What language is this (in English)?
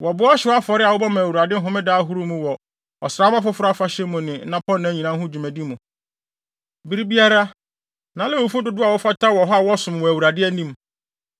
Akan